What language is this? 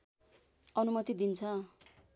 Nepali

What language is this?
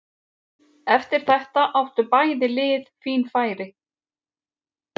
Icelandic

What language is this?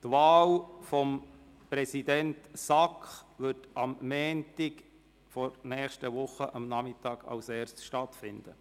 Swiss German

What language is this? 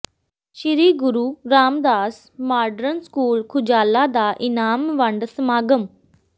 Punjabi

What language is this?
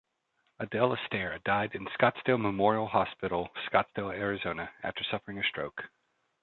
English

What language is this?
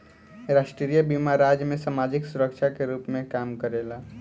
Bhojpuri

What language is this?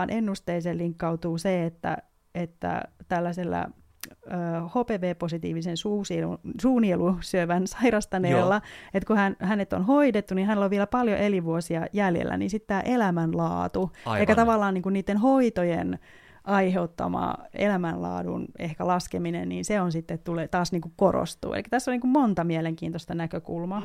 Finnish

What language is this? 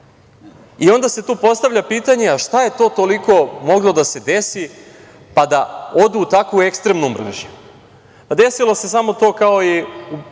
Serbian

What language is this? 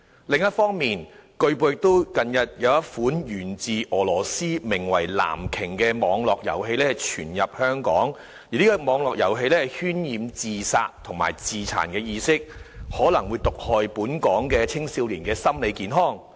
Cantonese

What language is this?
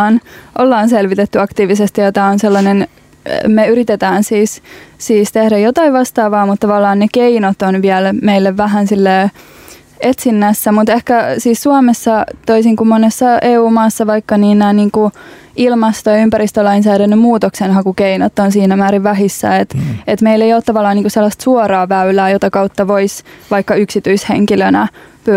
Finnish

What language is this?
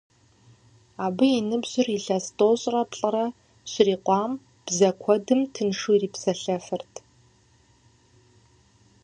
Kabardian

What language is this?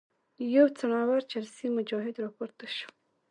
Pashto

